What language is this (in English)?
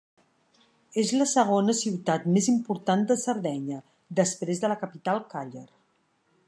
Catalan